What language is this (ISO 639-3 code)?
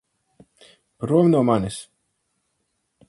lav